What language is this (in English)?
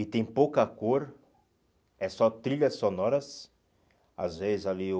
Portuguese